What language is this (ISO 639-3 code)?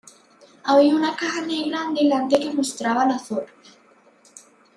spa